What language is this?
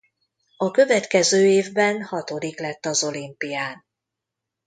Hungarian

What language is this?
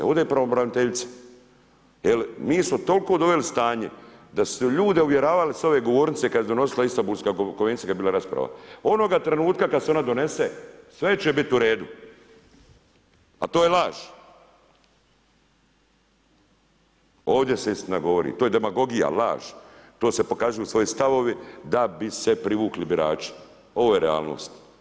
Croatian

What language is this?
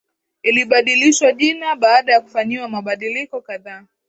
Swahili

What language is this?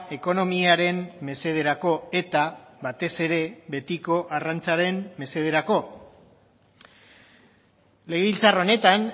Basque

